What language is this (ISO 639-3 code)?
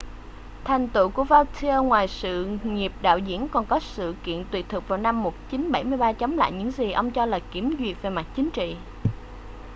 vie